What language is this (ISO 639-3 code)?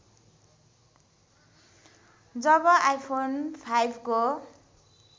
nep